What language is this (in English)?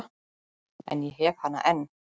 Icelandic